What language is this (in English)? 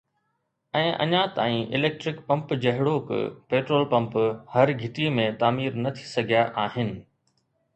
Sindhi